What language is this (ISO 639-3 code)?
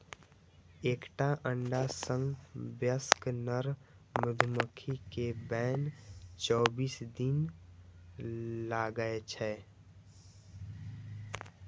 mai